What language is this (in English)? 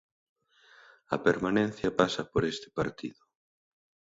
Galician